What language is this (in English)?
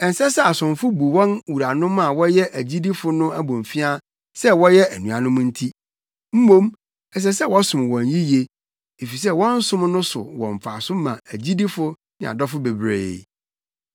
Akan